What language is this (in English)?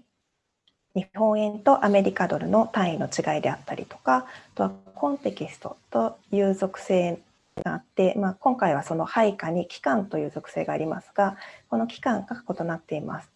Japanese